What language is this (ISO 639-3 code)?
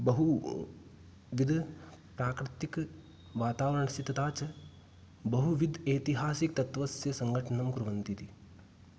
san